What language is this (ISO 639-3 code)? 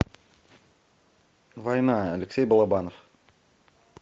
rus